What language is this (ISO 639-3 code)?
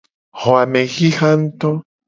gej